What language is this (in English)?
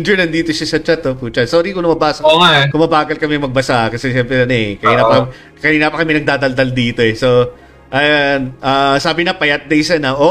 Filipino